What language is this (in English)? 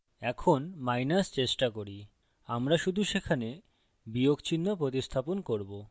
Bangla